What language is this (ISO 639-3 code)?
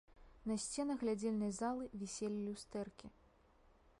bel